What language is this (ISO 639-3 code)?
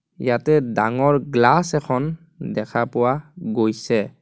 asm